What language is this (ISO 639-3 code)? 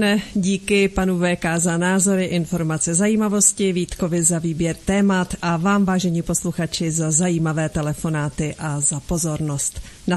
ces